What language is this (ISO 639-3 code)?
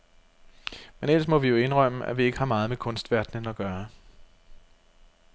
dan